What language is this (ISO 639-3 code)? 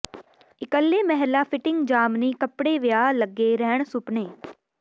pan